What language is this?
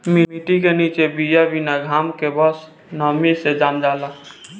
Bhojpuri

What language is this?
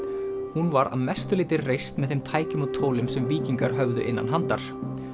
Icelandic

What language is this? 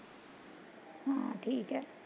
Punjabi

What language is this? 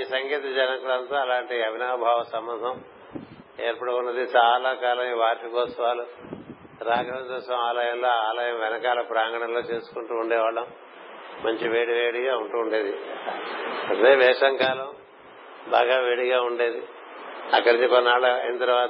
Telugu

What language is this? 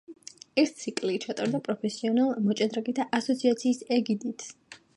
Georgian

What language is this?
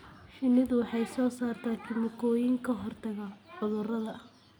Somali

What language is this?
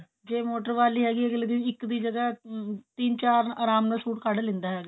Punjabi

